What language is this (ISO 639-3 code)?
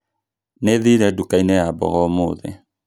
kik